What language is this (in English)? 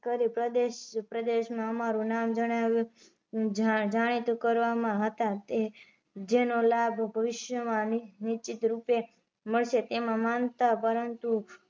Gujarati